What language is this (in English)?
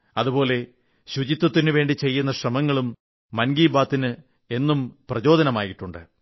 Malayalam